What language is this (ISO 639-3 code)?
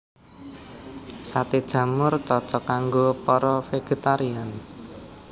jav